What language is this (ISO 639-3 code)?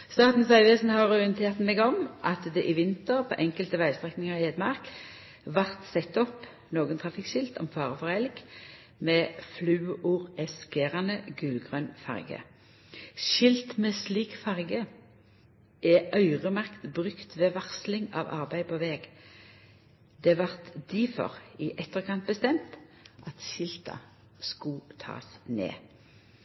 nno